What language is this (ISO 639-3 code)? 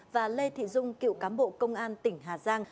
vie